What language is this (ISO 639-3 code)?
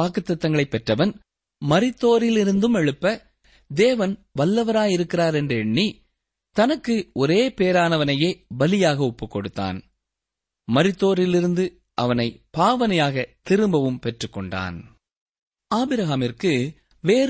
tam